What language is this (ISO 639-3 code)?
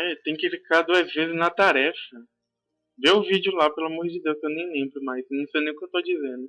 por